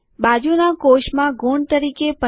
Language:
Gujarati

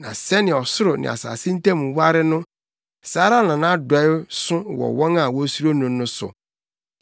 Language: Akan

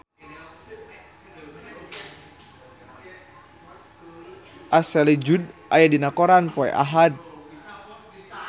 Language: Sundanese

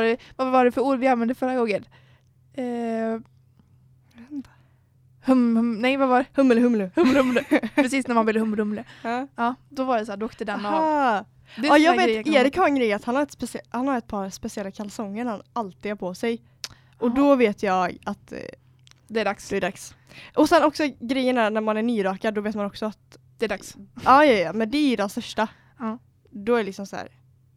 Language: Swedish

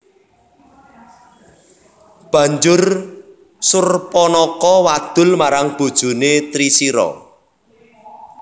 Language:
Javanese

